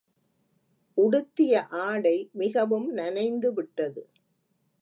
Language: Tamil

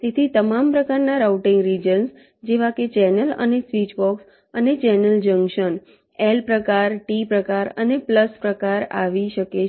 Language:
Gujarati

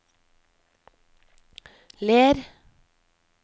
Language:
Norwegian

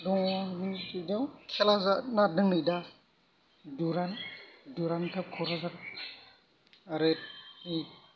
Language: Bodo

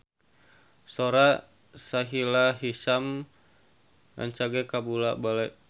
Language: Sundanese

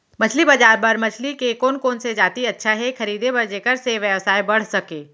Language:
Chhattisgarhi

